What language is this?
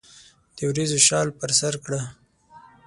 Pashto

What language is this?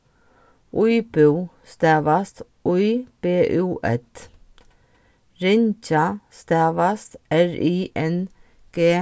Faroese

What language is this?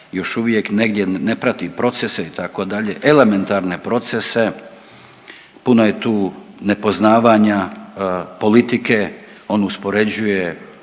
Croatian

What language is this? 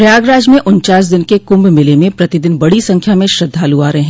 Hindi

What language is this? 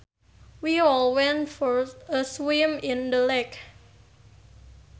Sundanese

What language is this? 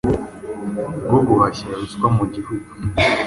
Kinyarwanda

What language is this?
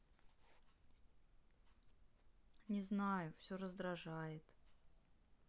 Russian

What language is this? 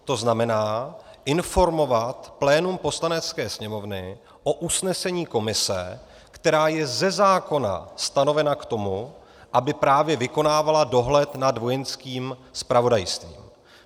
Czech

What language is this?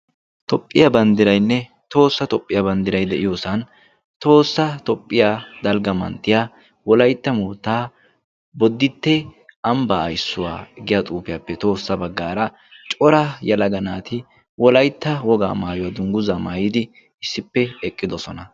Wolaytta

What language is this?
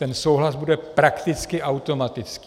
Czech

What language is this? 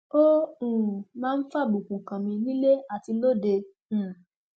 Yoruba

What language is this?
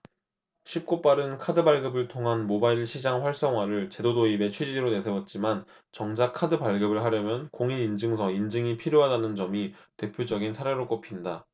Korean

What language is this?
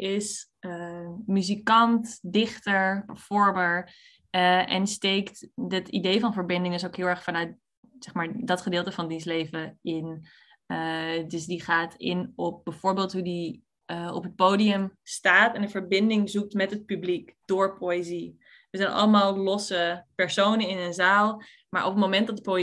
Dutch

